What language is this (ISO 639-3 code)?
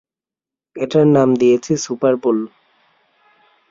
ben